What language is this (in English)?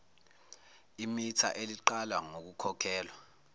Zulu